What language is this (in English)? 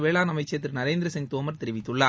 Tamil